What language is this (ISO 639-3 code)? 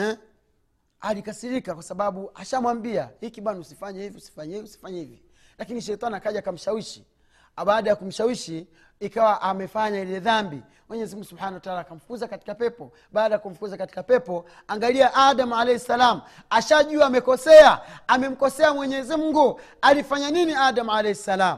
swa